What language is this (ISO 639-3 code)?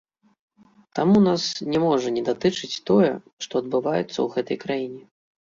bel